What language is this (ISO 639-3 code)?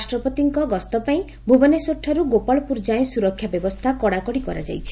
ori